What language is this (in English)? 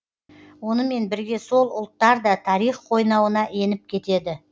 Kazakh